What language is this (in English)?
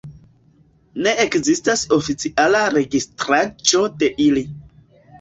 Esperanto